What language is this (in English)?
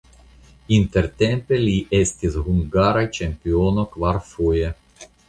Esperanto